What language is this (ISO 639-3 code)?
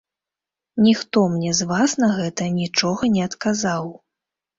bel